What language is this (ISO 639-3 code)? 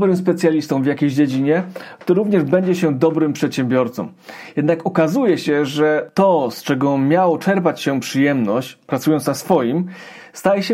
pol